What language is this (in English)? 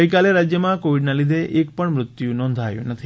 Gujarati